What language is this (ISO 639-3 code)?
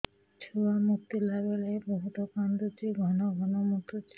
ori